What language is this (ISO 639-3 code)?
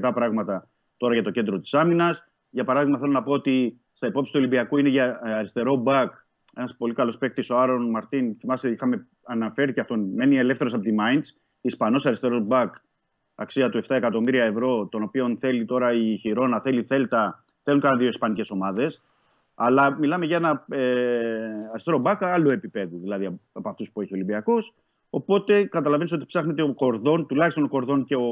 ell